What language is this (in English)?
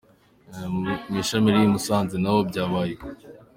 Kinyarwanda